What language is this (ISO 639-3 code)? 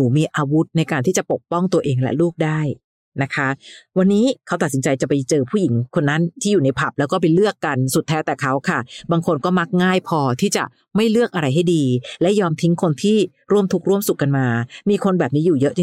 tha